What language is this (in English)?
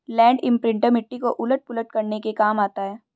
Hindi